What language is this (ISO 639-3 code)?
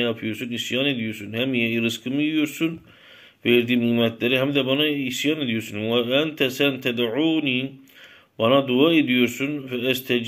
tur